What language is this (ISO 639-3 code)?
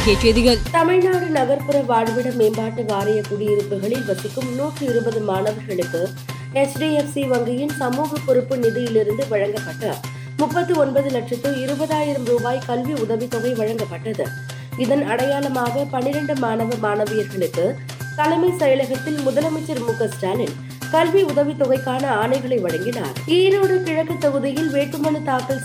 tam